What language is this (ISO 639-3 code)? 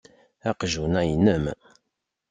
kab